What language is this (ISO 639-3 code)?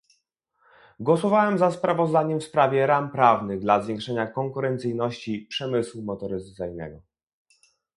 pol